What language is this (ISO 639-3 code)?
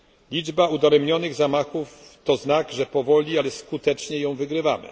pol